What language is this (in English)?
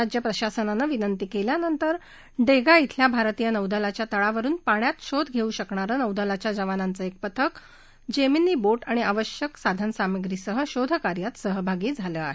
Marathi